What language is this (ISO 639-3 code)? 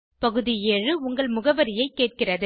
tam